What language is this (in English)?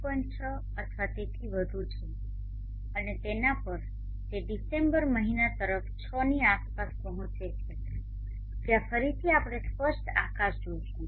Gujarati